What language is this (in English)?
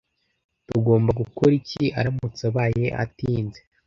Kinyarwanda